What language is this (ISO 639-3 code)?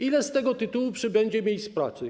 pol